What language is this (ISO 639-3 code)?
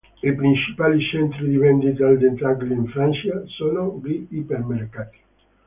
ita